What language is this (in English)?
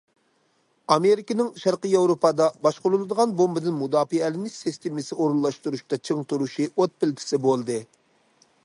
Uyghur